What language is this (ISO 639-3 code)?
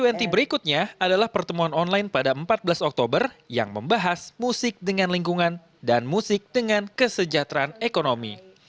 ind